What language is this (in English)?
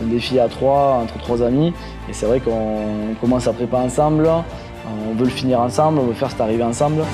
French